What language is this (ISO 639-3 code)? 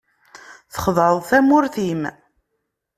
kab